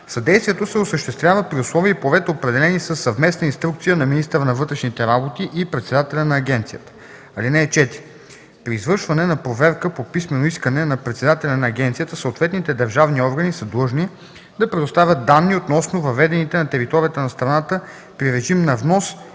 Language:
Bulgarian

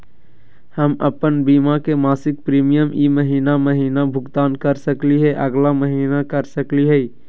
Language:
Magahi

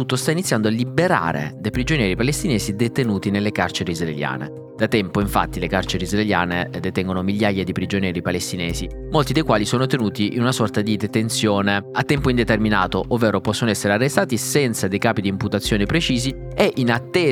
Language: Italian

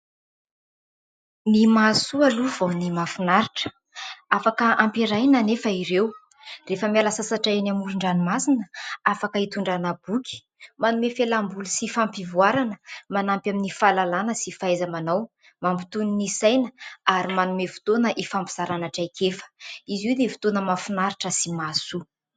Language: Malagasy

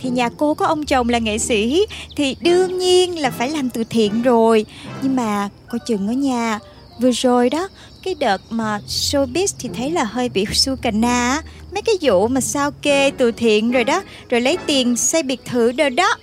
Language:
Vietnamese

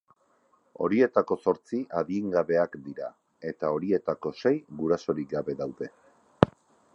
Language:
Basque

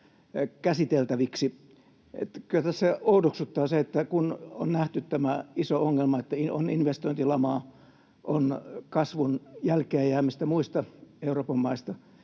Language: Finnish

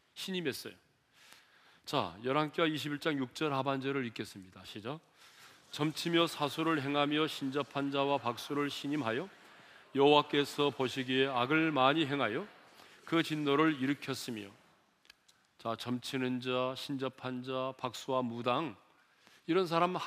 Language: Korean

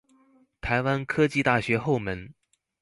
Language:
Chinese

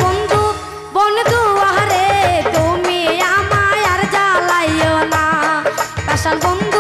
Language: Bangla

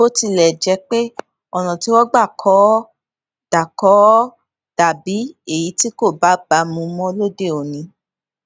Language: Yoruba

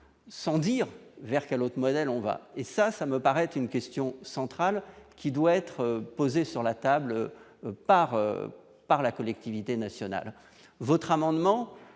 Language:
French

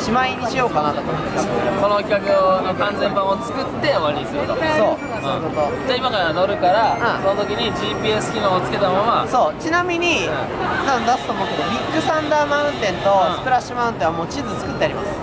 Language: Japanese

